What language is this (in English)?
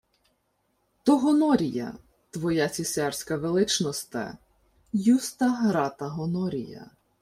Ukrainian